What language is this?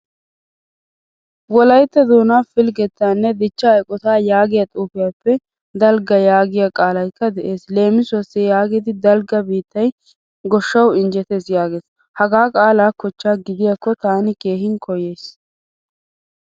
Wolaytta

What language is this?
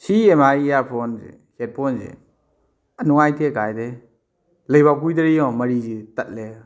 Manipuri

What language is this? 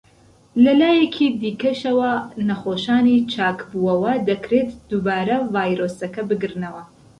Central Kurdish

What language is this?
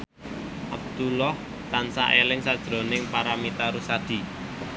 Javanese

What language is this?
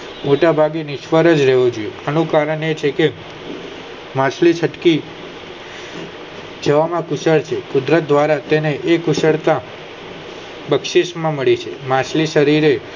Gujarati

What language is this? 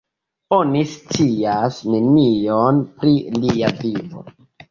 Esperanto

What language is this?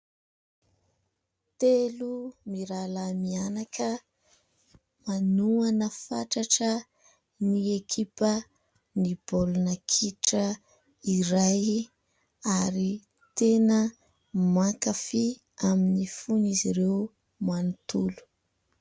Malagasy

